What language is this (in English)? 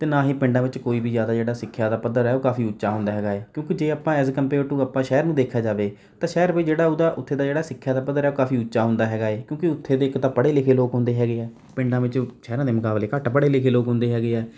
Punjabi